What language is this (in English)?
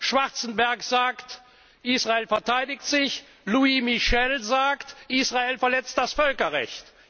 German